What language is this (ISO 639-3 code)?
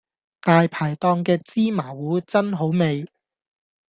yue